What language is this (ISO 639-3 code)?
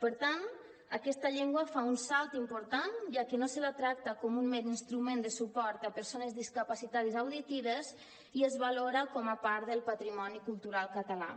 cat